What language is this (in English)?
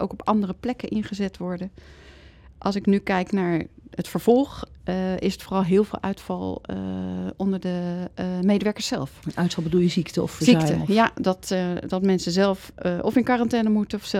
Dutch